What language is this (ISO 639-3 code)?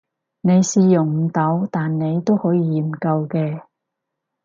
yue